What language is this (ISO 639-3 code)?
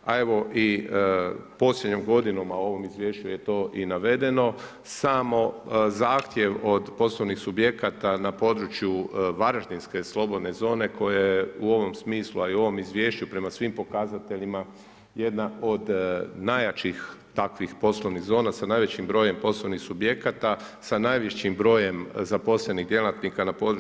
hrv